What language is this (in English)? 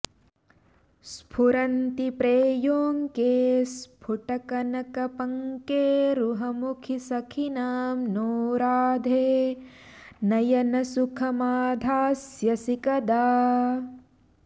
Sanskrit